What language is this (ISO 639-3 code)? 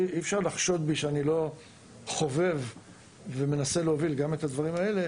heb